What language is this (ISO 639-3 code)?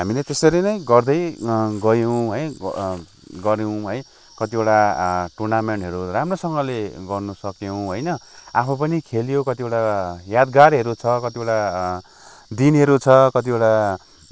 nep